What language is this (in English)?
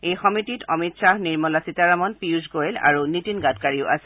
Assamese